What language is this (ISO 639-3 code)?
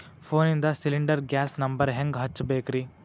kan